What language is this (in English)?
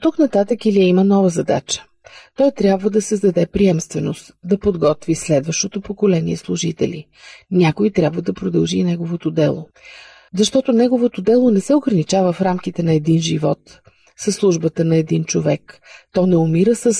Bulgarian